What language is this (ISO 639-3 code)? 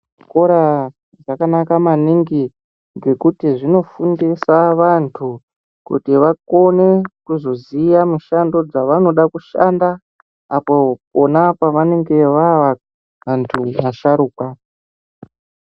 ndc